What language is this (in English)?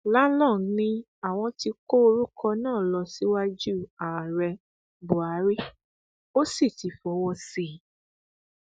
Yoruba